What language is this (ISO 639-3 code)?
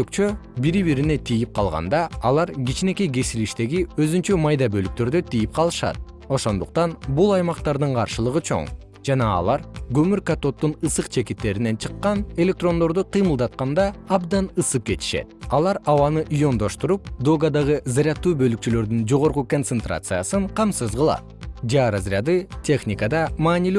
kir